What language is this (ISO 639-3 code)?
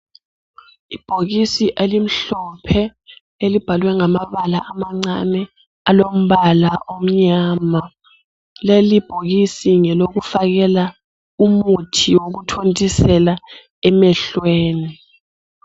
nde